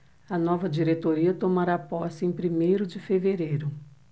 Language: Portuguese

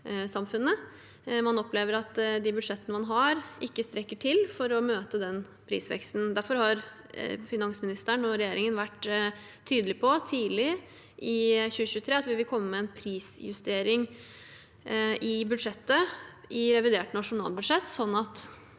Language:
Norwegian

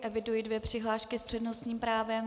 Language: Czech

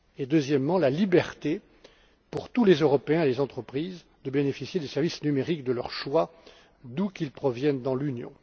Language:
French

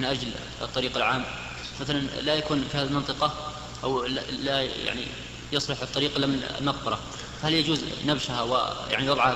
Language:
Arabic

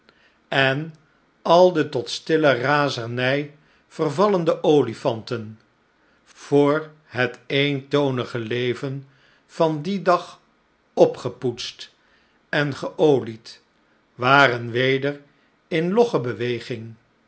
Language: Dutch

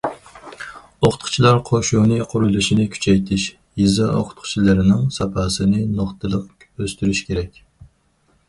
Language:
Uyghur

